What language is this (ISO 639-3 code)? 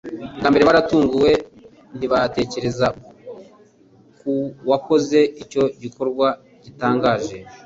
kin